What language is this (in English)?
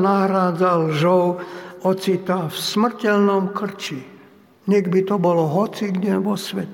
Slovak